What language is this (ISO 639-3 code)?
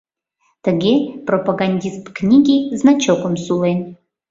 chm